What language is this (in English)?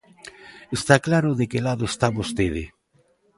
Galician